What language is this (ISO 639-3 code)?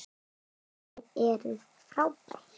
isl